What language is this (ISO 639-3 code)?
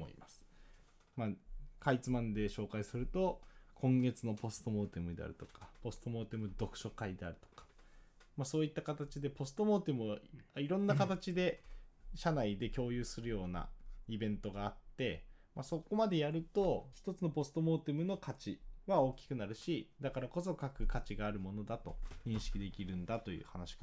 jpn